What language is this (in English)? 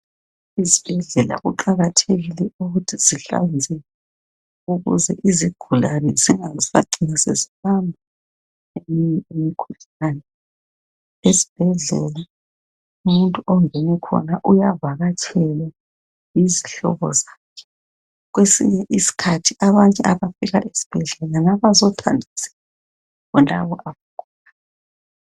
North Ndebele